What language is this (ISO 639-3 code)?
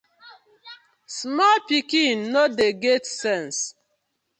pcm